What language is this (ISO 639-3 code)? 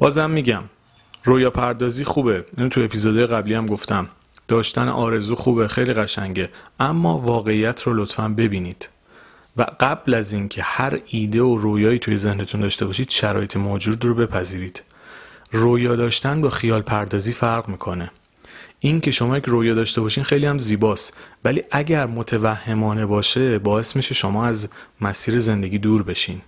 fas